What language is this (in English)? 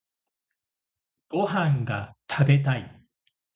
Japanese